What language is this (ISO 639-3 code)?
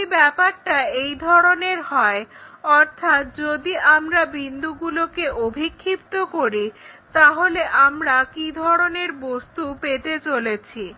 ben